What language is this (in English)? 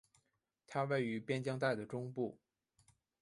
Chinese